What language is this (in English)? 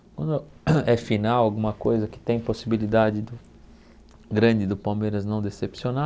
Portuguese